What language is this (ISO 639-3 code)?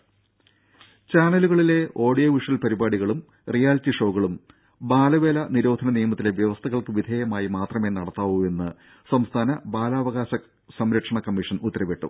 mal